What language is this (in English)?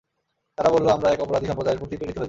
Bangla